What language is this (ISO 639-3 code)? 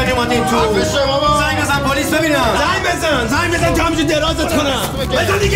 fas